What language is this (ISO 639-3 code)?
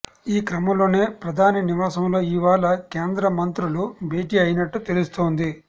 tel